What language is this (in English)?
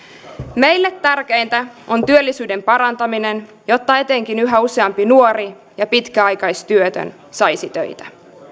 Finnish